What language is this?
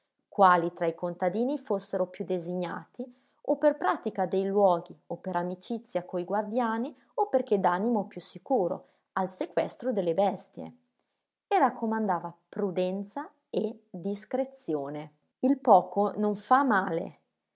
Italian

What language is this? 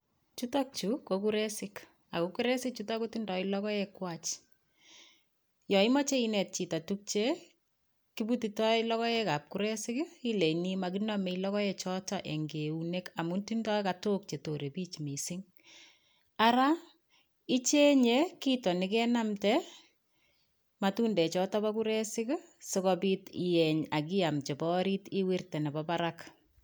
Kalenjin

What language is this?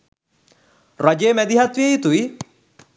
Sinhala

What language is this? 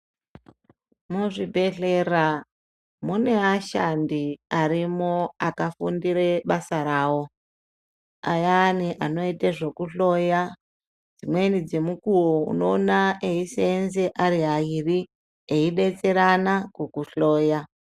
Ndau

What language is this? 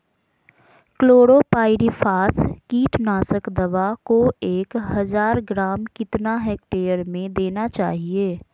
Magahi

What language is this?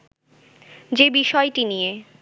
Bangla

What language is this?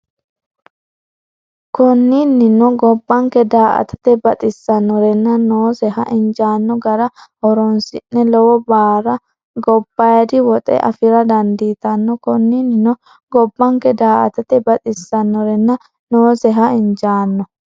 Sidamo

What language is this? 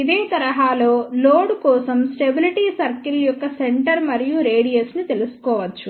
Telugu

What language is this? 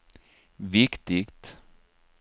Swedish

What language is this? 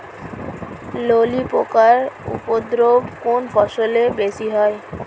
Bangla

